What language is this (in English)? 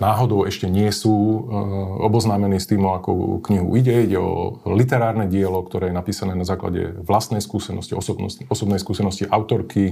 Slovak